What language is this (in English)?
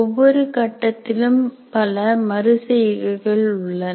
Tamil